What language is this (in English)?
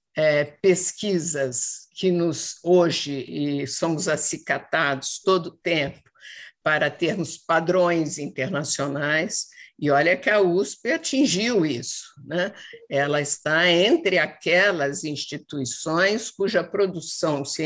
Portuguese